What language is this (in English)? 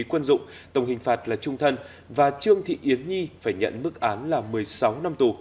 Vietnamese